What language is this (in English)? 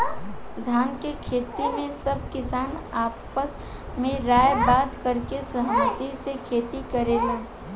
Bhojpuri